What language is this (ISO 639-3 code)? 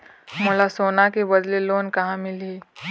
hne